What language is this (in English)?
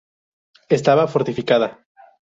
Spanish